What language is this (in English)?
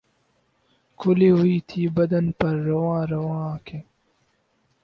Urdu